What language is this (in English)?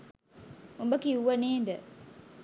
Sinhala